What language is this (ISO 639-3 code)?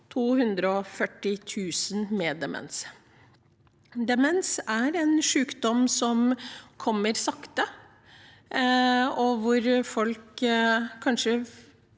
nor